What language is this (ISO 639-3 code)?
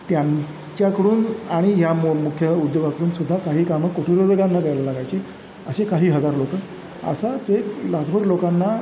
mar